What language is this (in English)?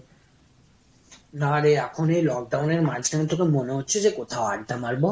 Bangla